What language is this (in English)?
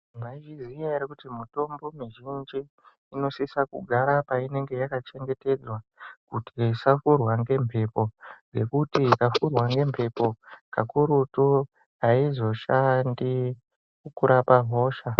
Ndau